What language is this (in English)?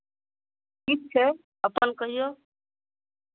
Maithili